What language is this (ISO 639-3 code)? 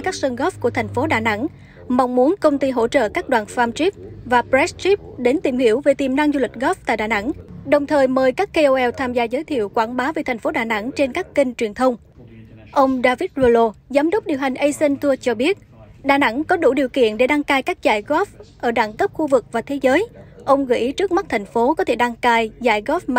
vie